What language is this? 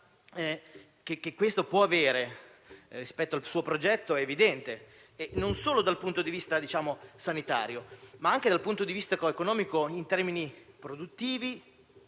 Italian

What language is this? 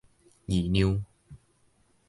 Min Nan Chinese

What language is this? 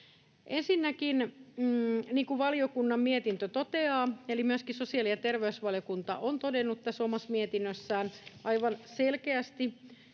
Finnish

